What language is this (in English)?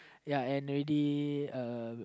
English